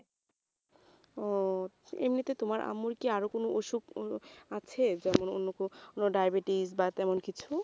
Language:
Bangla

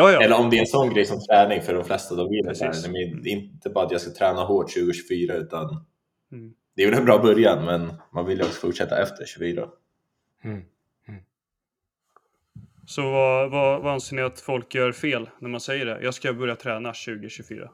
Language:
Swedish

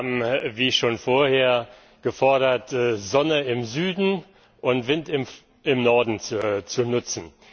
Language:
German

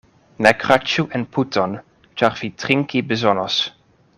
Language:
Esperanto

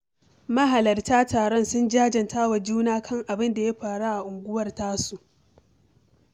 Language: Hausa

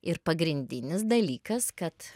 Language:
Lithuanian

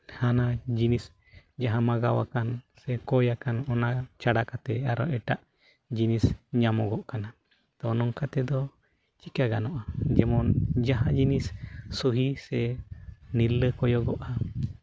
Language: Santali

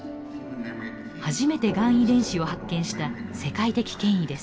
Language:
Japanese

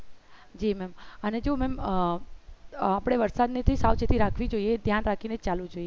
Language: Gujarati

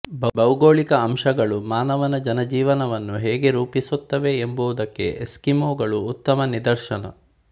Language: Kannada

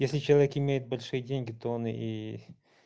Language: Russian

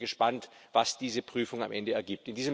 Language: German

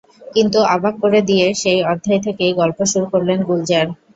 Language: Bangla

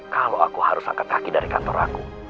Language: Indonesian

